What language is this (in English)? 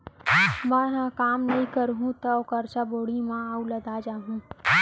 Chhattisgarhi